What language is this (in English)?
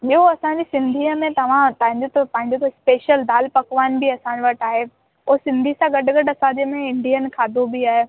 Sindhi